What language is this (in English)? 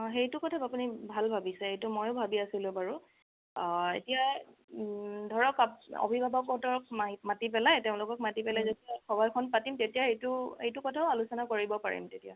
Assamese